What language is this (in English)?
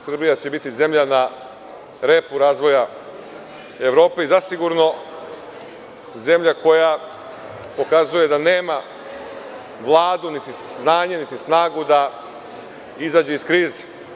Serbian